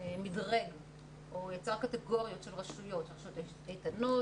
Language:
Hebrew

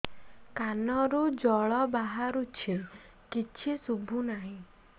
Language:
Odia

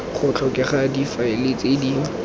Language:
Tswana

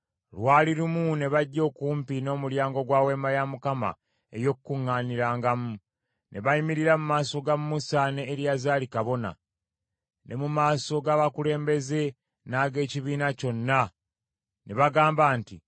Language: Ganda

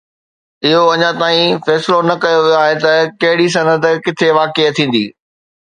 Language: Sindhi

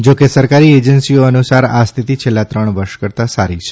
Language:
Gujarati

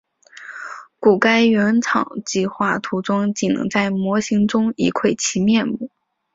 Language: Chinese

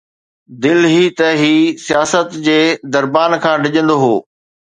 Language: Sindhi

